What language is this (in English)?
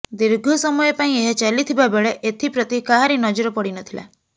Odia